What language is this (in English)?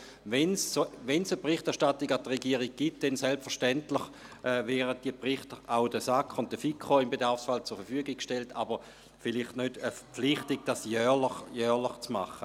Swiss German